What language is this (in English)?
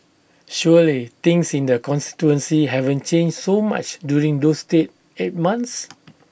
English